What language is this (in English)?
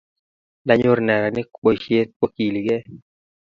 Kalenjin